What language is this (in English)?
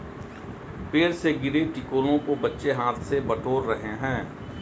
Hindi